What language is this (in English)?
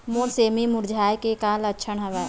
Chhattisgarhi